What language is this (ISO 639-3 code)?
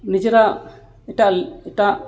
sat